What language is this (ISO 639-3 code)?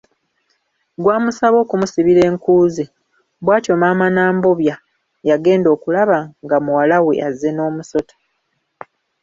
lug